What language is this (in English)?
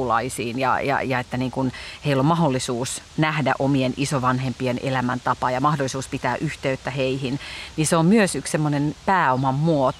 Finnish